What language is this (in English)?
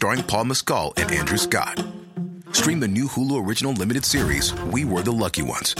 Filipino